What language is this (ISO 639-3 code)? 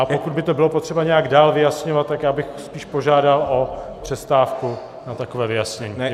ces